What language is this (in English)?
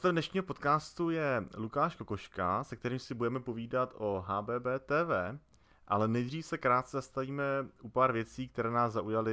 Czech